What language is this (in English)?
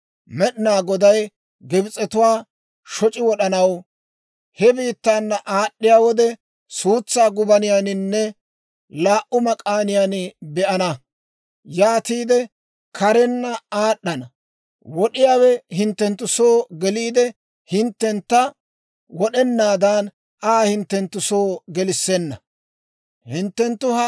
Dawro